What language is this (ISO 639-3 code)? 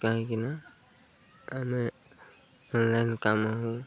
ori